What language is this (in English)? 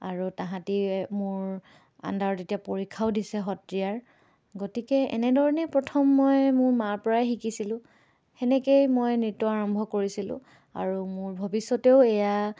Assamese